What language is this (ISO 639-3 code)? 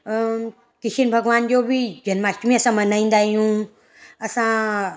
snd